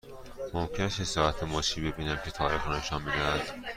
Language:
Persian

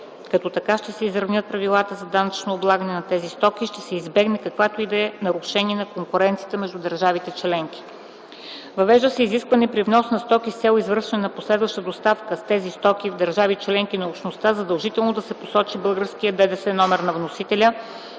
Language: Bulgarian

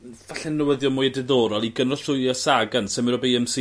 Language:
Welsh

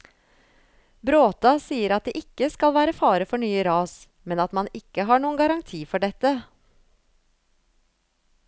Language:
Norwegian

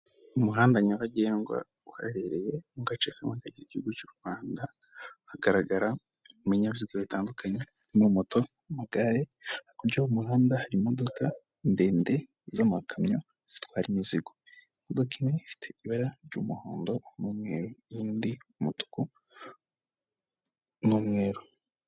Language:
Kinyarwanda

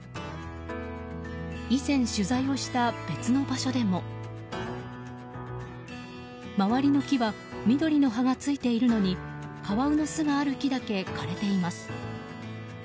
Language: Japanese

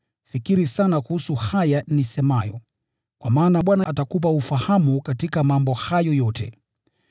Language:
Swahili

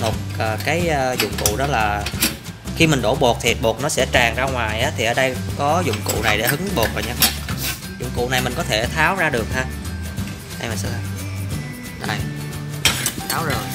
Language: Vietnamese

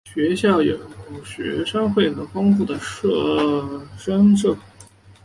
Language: Chinese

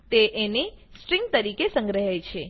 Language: Gujarati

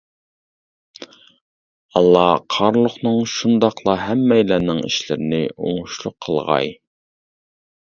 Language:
Uyghur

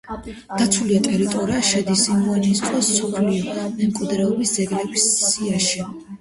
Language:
Georgian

